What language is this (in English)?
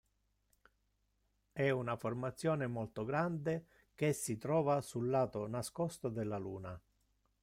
Italian